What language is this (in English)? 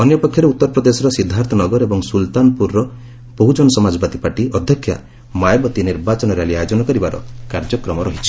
Odia